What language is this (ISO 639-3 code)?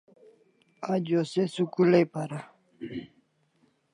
kls